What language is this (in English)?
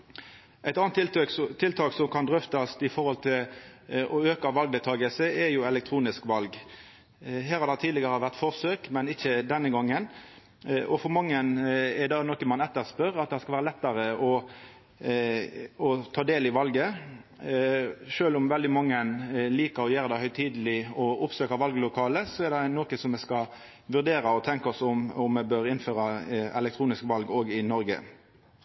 Norwegian Nynorsk